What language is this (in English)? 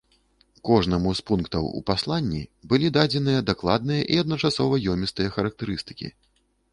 Belarusian